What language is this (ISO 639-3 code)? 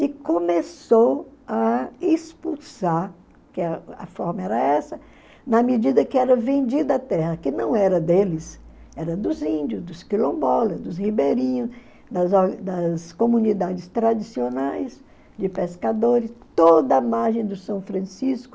por